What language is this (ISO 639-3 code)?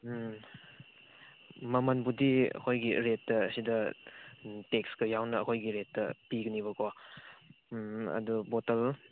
mni